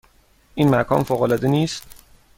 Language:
Persian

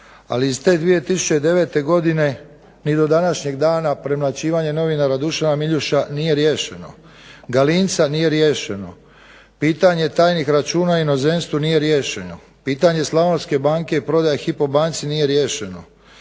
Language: Croatian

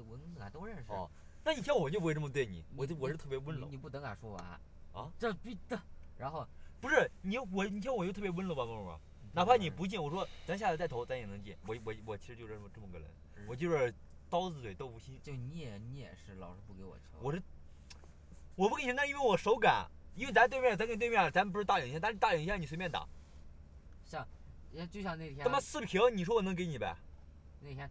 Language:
Chinese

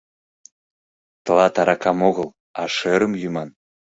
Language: Mari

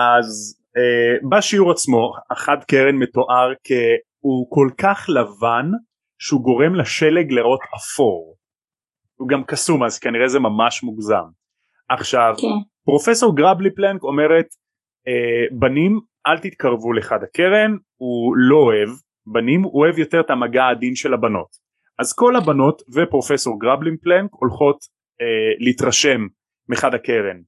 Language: Hebrew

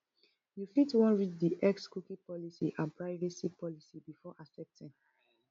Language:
Nigerian Pidgin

